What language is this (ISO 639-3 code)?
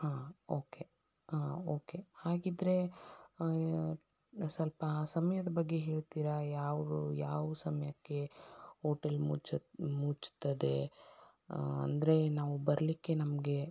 kan